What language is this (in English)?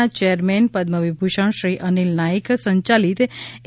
Gujarati